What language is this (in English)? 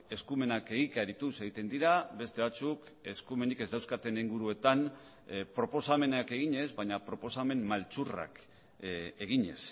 Basque